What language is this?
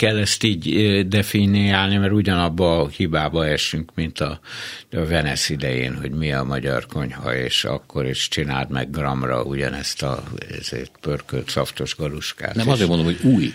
Hungarian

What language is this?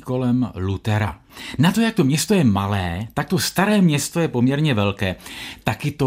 Czech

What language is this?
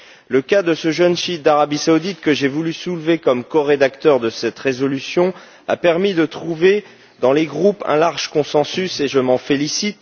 French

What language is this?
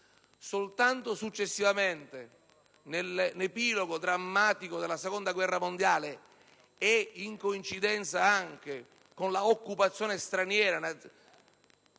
Italian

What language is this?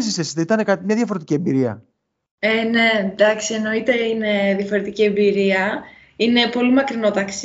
Greek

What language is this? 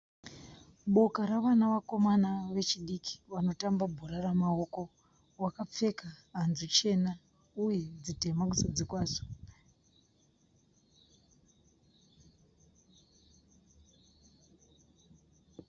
Shona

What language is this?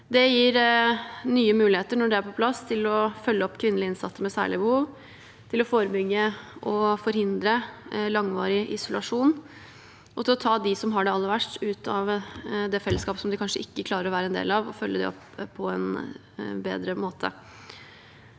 Norwegian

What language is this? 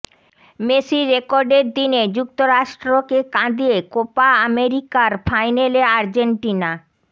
Bangla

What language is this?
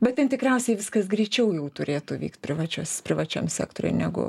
Lithuanian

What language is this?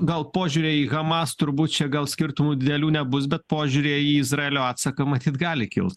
Lithuanian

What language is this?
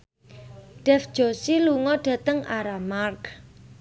Javanese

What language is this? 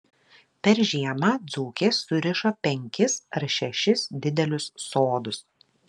Lithuanian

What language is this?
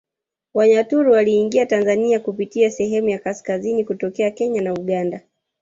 Swahili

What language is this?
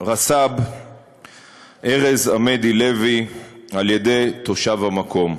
Hebrew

